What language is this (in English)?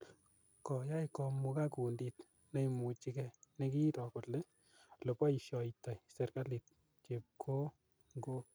Kalenjin